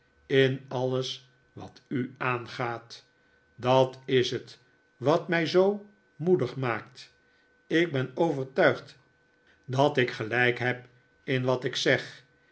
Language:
Dutch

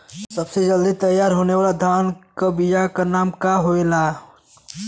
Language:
Bhojpuri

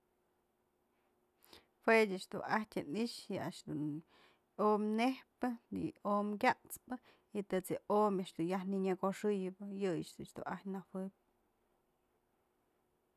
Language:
Mazatlán Mixe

